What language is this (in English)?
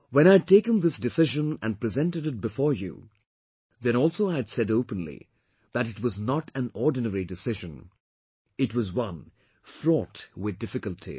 English